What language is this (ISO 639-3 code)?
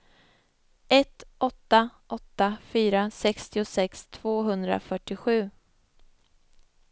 swe